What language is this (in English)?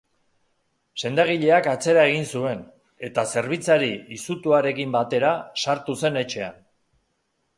Basque